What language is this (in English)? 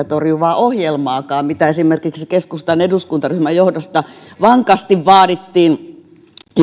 Finnish